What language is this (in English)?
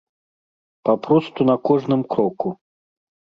Belarusian